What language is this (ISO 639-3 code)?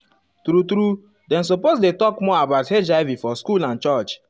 pcm